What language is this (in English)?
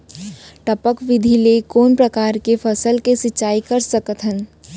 Chhattisgarhi